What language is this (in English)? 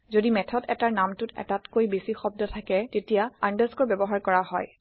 Assamese